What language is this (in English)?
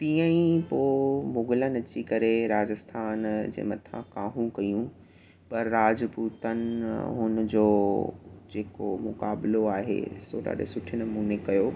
Sindhi